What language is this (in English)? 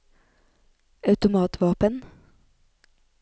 Norwegian